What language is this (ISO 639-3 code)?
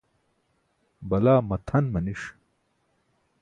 bsk